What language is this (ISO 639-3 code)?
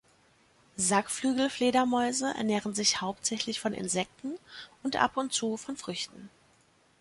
deu